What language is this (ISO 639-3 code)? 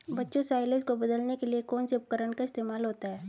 hin